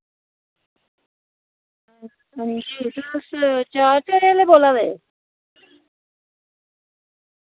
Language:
Dogri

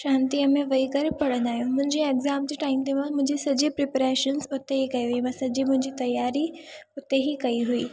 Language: Sindhi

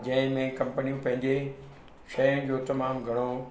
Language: Sindhi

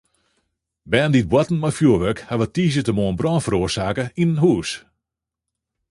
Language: Western Frisian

